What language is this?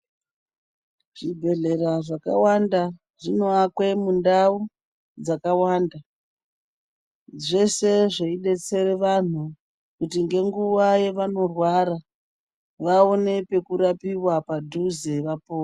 Ndau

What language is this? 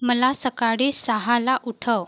Marathi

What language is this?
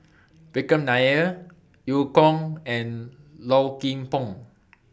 English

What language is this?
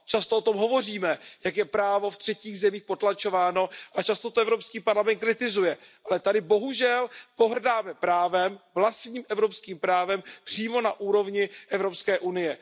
Czech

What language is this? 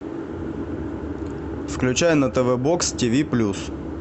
Russian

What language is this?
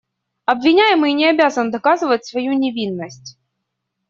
Russian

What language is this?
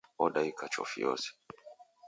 Taita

